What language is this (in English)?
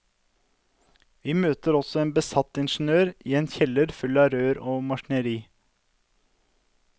Norwegian